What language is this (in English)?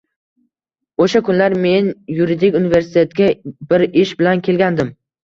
Uzbek